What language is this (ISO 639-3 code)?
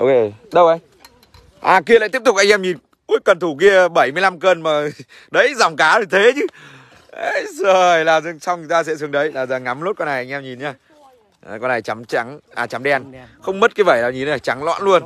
vie